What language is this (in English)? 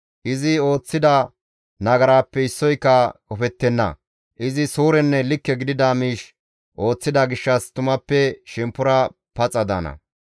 Gamo